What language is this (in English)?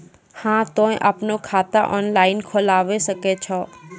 Maithili